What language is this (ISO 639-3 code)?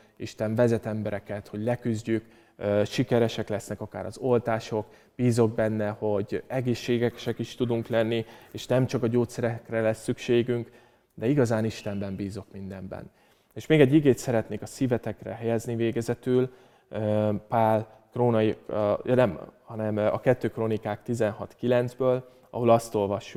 hun